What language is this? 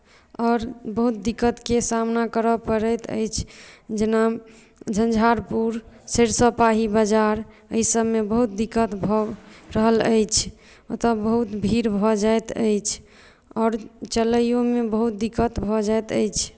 Maithili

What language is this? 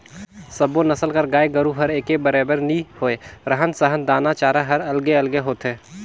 Chhattisgarhi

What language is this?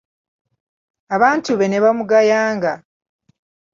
Ganda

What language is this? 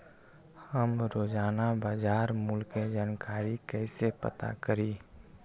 Magahi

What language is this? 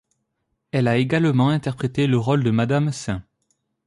French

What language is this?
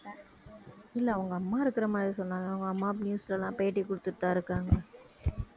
Tamil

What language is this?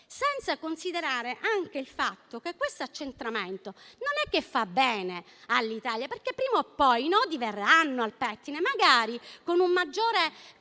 Italian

